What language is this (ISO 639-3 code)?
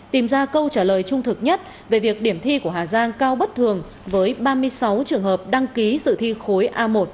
vie